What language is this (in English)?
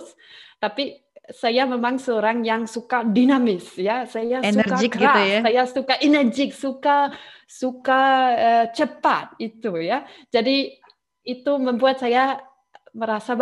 Indonesian